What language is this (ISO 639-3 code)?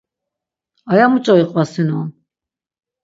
lzz